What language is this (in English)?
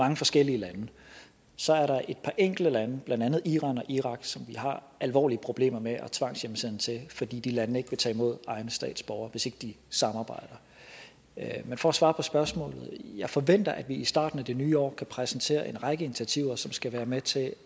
Danish